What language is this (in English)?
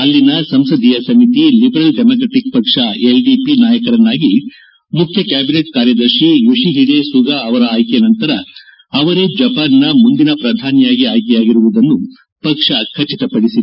Kannada